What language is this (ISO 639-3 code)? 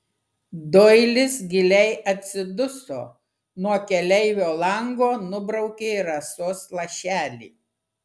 lit